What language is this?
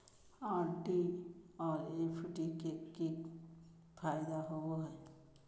Magahi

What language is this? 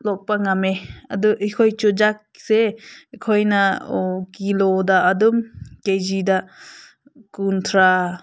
Manipuri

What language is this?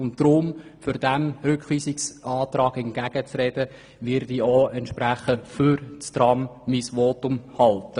Swiss German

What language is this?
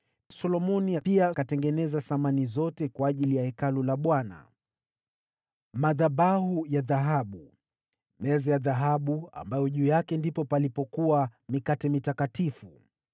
Swahili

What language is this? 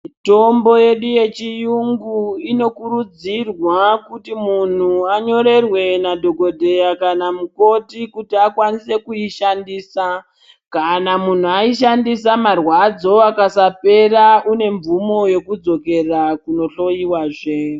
Ndau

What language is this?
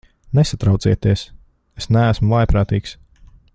Latvian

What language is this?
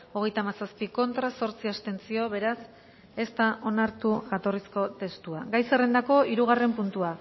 Basque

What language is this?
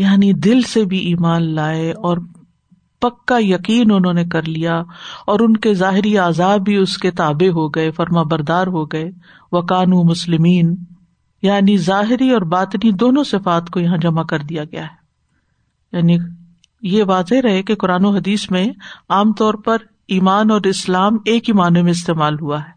Urdu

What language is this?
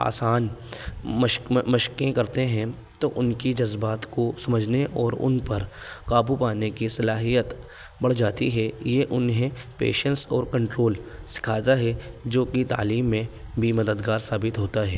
Urdu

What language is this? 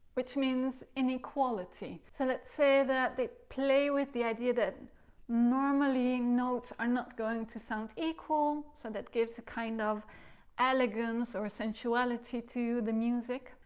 English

